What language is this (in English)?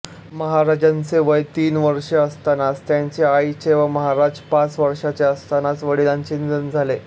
Marathi